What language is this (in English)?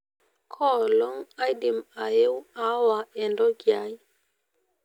Masai